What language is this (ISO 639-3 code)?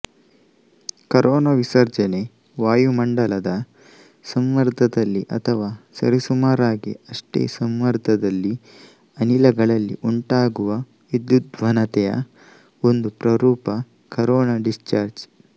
kan